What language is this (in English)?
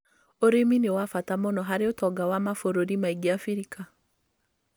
Kikuyu